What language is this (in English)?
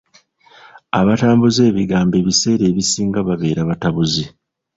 Ganda